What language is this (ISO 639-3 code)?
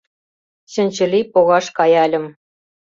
chm